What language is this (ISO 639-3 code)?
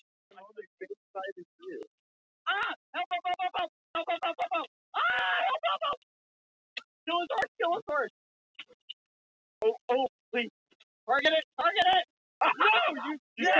isl